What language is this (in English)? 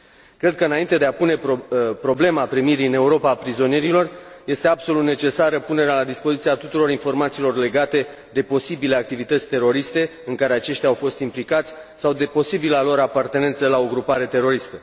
Romanian